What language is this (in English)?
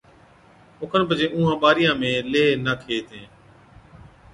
Od